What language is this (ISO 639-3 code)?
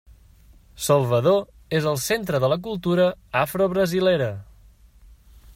cat